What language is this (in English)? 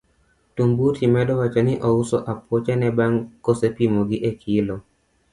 Luo (Kenya and Tanzania)